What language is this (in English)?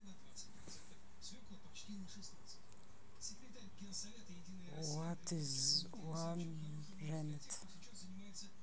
Russian